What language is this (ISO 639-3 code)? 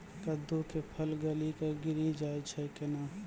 mai